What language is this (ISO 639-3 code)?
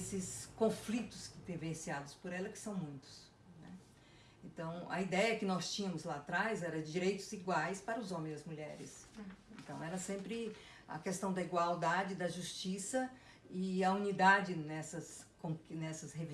por